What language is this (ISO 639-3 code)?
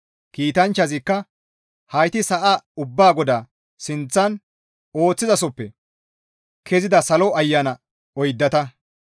gmv